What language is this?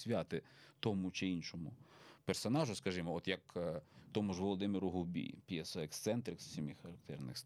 Ukrainian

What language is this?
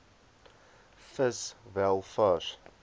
Afrikaans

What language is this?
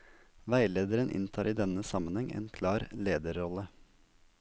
Norwegian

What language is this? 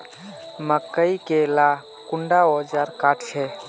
Magahi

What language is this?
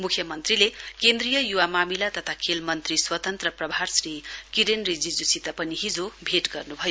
Nepali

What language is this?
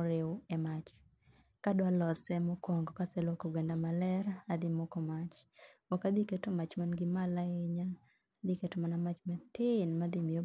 Luo (Kenya and Tanzania)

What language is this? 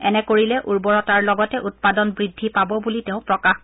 Assamese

